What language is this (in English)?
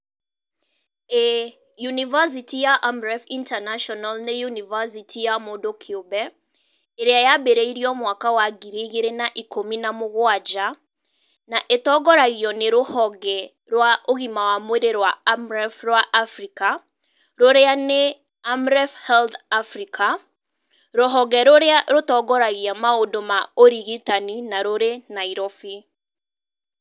Kikuyu